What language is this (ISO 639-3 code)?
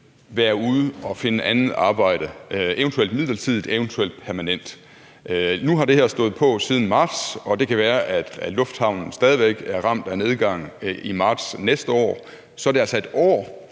dan